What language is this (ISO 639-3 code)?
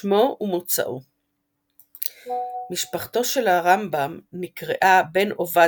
heb